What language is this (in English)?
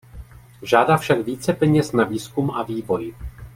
Czech